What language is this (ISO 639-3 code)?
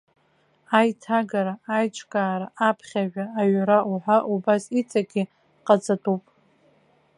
abk